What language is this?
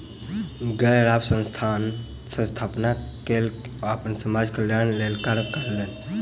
Maithili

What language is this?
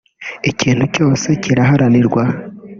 Kinyarwanda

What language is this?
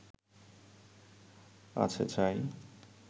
Bangla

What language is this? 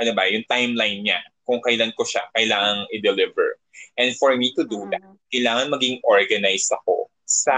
Filipino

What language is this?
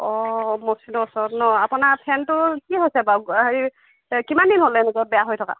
Assamese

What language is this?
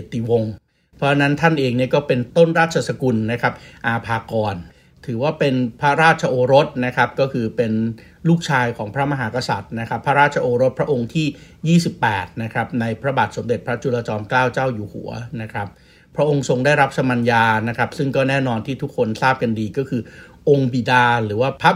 Thai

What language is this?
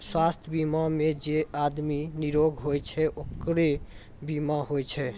Maithili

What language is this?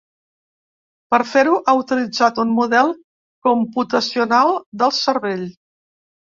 Catalan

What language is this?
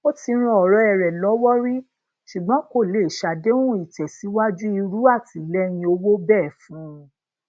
Yoruba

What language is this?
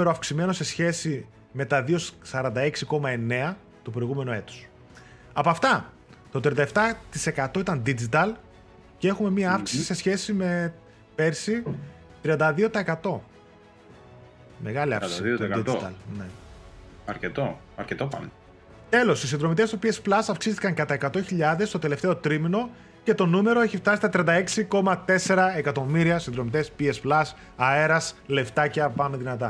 Greek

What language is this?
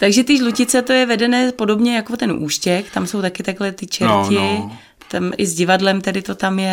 Czech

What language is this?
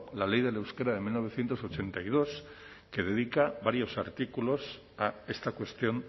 Spanish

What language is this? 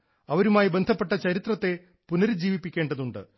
Malayalam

